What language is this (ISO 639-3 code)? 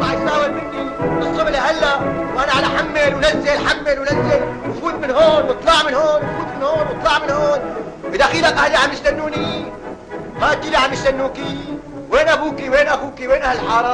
ara